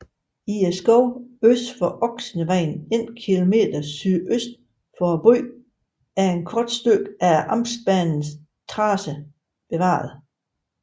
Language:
Danish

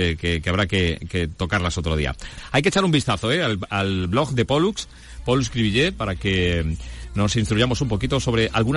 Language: Spanish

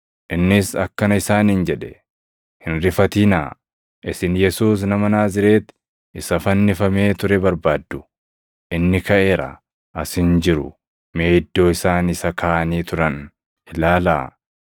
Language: Oromo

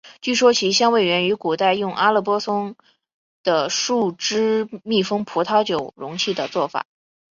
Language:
Chinese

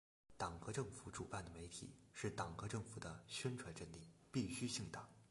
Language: Chinese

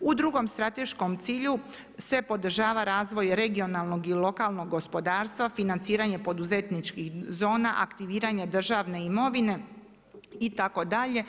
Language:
Croatian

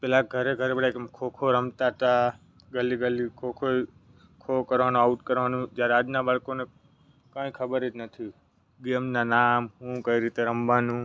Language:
Gujarati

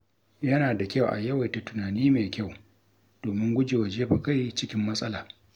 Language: Hausa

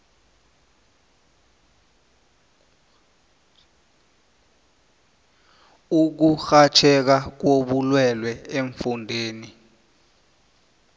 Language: South Ndebele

